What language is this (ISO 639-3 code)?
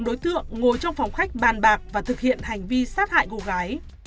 vie